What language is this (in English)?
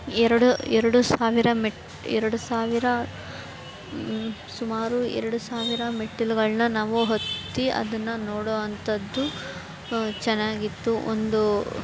Kannada